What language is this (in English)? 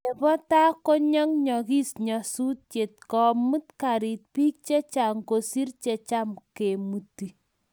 Kalenjin